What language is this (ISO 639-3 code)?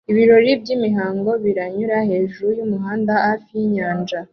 kin